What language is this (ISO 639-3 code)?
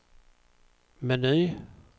swe